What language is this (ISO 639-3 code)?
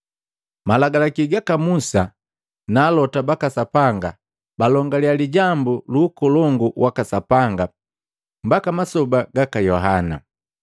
mgv